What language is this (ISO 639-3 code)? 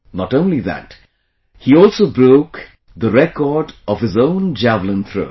eng